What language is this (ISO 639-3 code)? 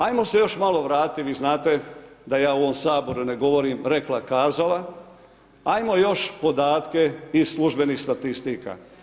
hrv